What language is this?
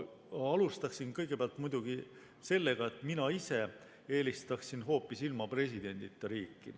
Estonian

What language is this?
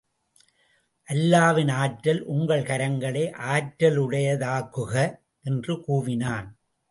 Tamil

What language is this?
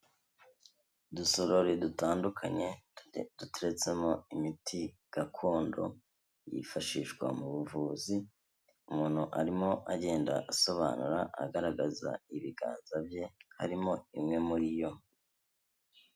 Kinyarwanda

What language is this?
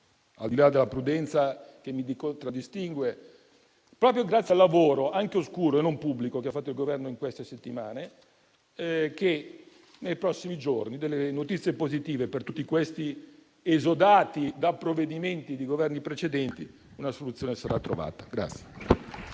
Italian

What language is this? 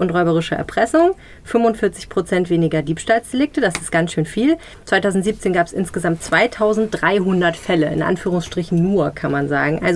German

